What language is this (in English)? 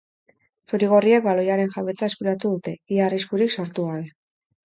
Basque